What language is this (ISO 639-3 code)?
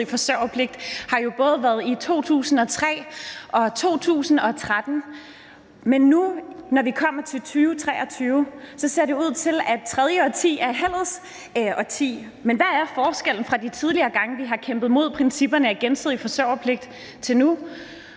dan